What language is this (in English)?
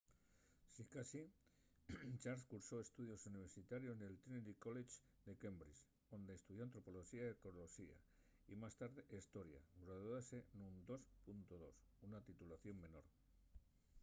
Asturian